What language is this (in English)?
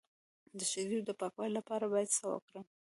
Pashto